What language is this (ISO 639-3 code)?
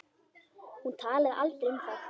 isl